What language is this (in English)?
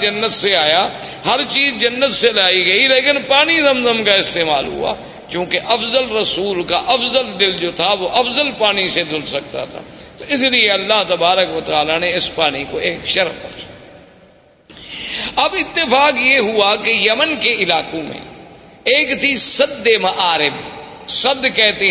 Urdu